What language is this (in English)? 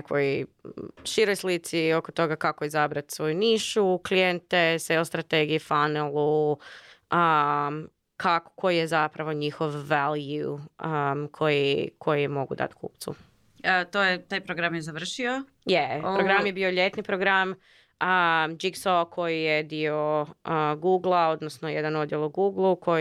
Croatian